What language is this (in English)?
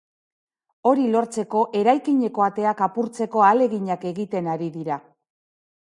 Basque